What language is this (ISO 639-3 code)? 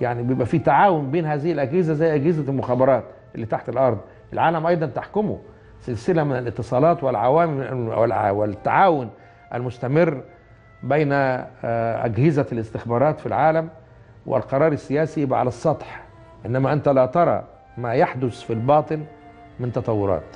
ara